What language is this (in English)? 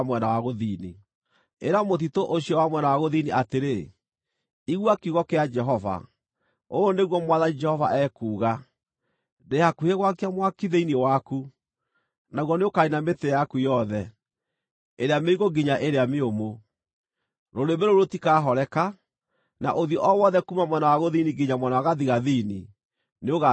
Kikuyu